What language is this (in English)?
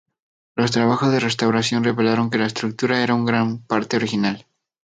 Spanish